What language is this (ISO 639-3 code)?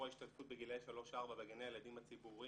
heb